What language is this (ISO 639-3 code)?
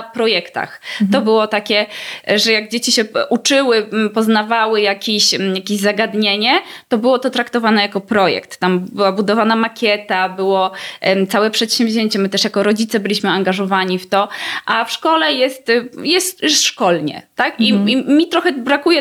pol